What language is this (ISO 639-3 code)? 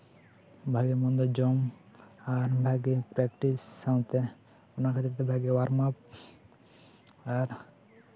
sat